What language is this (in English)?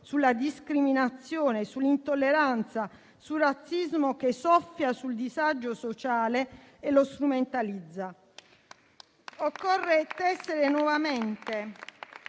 Italian